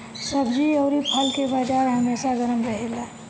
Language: Bhojpuri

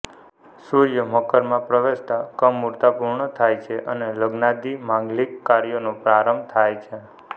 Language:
Gujarati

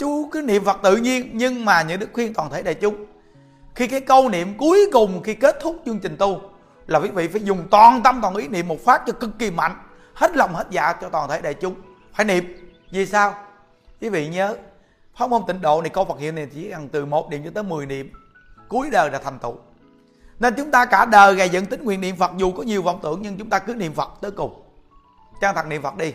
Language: Vietnamese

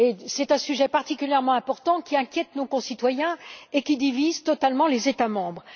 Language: French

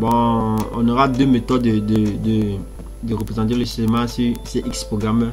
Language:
French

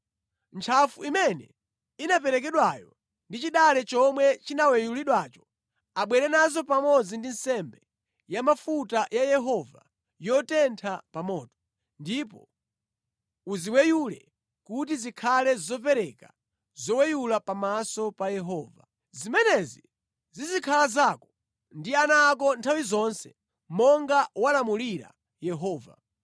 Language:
Nyanja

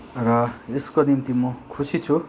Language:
Nepali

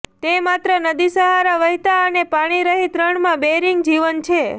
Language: Gujarati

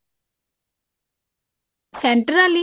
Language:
Punjabi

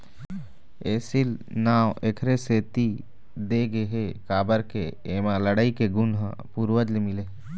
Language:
Chhattisgarhi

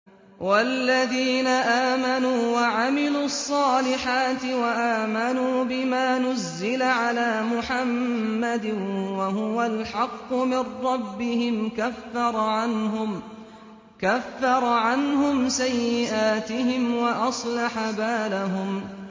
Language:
Arabic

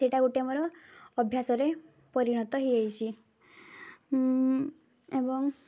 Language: Odia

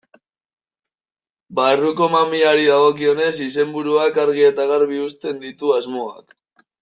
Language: Basque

